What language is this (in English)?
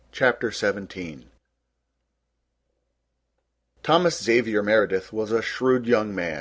English